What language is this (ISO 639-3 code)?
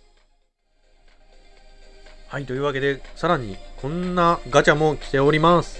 jpn